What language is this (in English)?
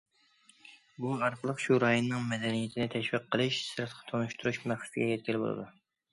Uyghur